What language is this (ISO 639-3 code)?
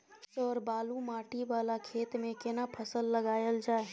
mai